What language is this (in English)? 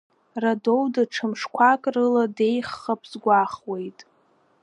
Abkhazian